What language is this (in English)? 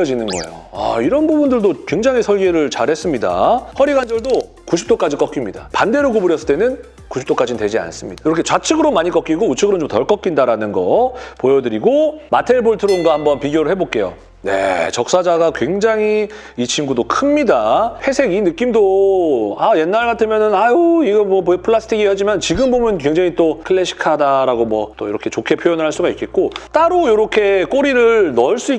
Korean